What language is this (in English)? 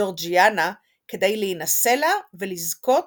Hebrew